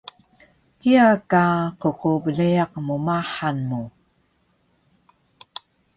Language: Taroko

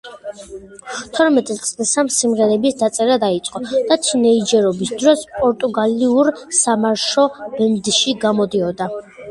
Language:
Georgian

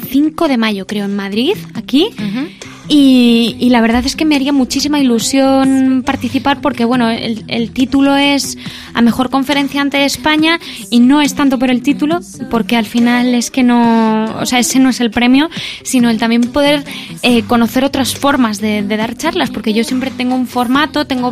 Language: Spanish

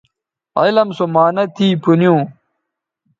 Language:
Bateri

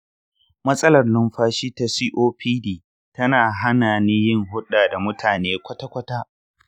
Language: Hausa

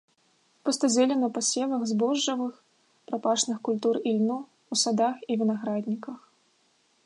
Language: Belarusian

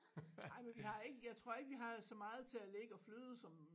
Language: Danish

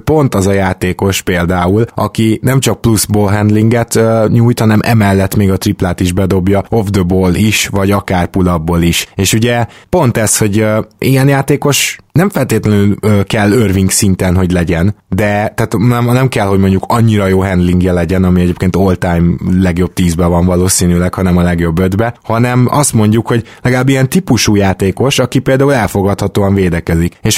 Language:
Hungarian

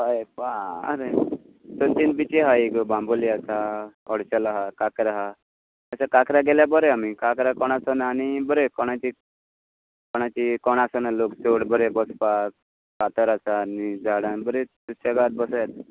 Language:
Konkani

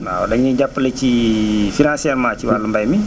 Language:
Wolof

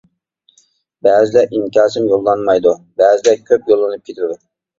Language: Uyghur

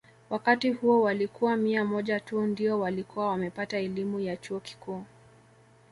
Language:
Swahili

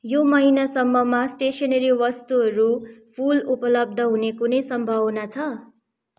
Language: Nepali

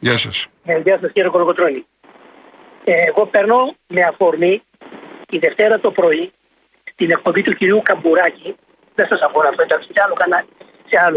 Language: Greek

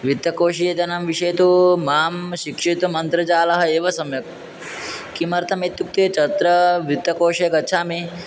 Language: Sanskrit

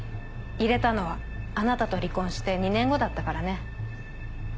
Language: Japanese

